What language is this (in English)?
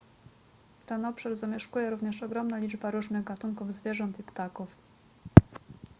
Polish